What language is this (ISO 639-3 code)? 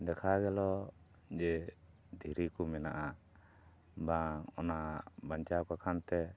sat